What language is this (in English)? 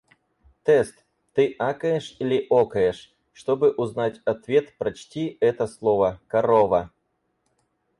Russian